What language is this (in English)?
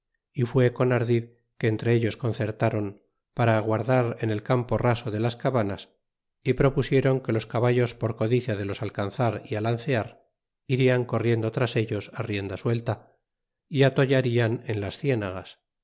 Spanish